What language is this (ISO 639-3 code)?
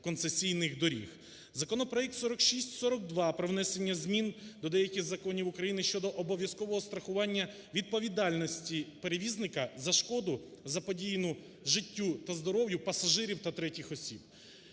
ukr